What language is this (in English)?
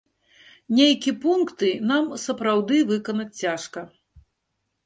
Belarusian